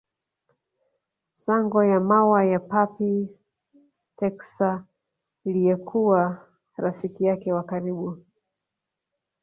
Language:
Swahili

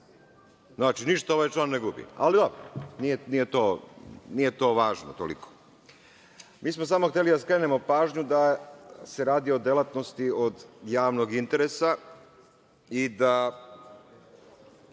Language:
Serbian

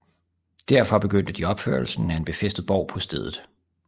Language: Danish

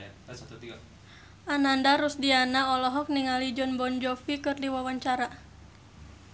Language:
Sundanese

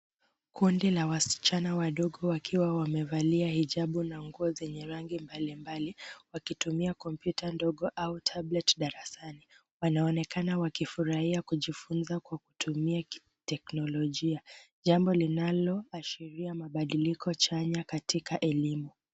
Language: Swahili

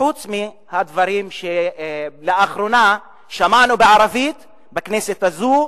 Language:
Hebrew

